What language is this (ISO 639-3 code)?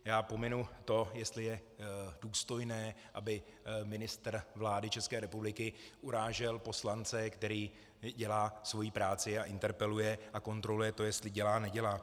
ces